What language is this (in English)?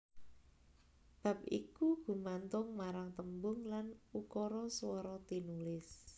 Javanese